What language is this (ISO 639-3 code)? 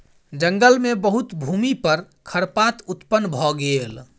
mai